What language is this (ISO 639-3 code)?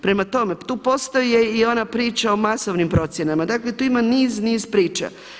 hrv